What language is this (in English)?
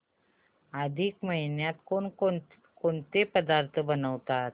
Marathi